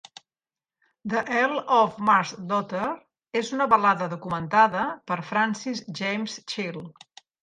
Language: Catalan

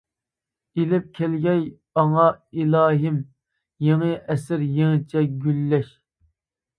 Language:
Uyghur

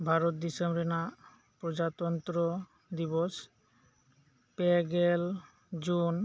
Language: Santali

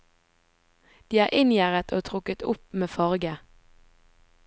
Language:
Norwegian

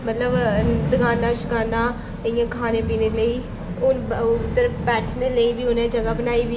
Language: Dogri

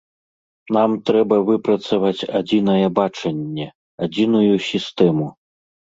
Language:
Belarusian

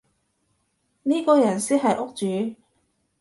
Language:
Cantonese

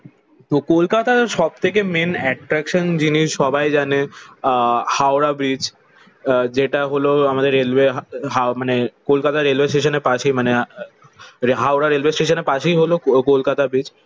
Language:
Bangla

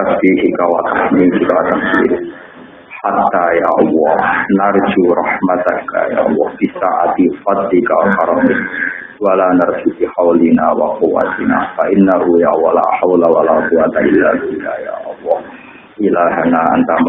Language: Indonesian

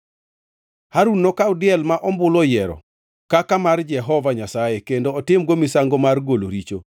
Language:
Luo (Kenya and Tanzania)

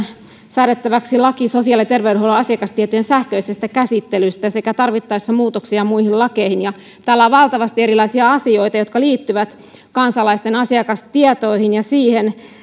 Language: Finnish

